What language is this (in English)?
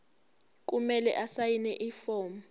Zulu